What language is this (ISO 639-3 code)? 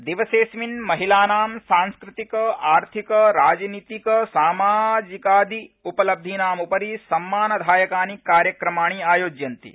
san